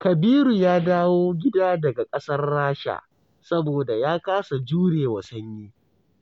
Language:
Hausa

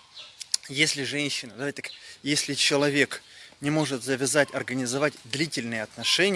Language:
Russian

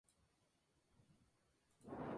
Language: Spanish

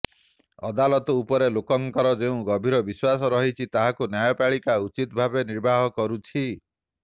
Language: Odia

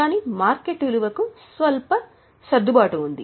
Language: Telugu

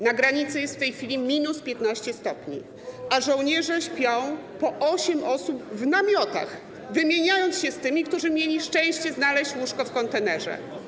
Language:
Polish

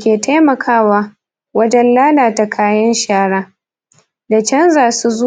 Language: Hausa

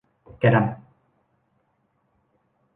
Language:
Thai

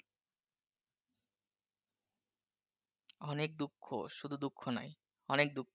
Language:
Bangla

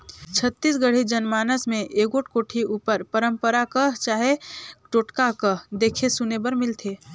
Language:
Chhattisgarhi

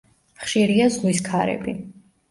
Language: Georgian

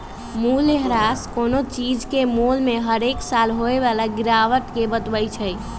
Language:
Magahi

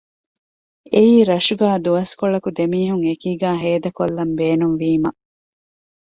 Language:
Divehi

